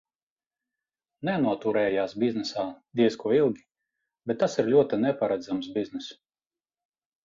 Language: Latvian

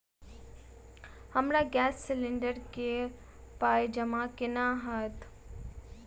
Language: Maithili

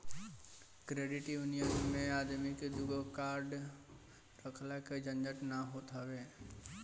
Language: Bhojpuri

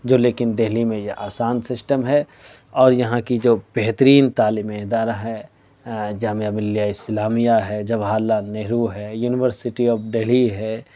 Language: Urdu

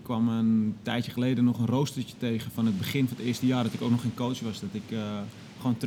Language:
Dutch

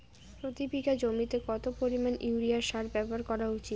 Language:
Bangla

